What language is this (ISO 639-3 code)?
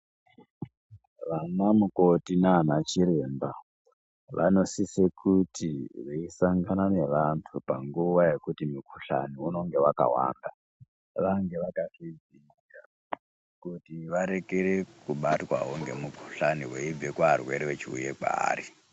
ndc